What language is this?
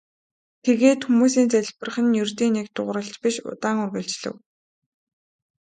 Mongolian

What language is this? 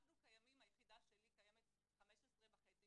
Hebrew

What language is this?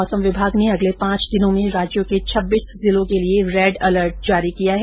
Hindi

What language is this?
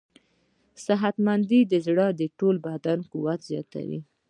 Pashto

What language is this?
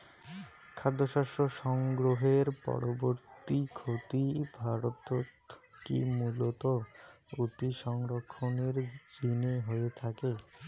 Bangla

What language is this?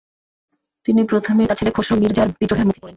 Bangla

